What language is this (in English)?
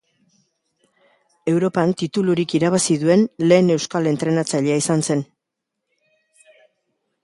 Basque